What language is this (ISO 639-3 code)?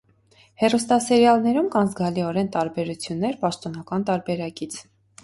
hye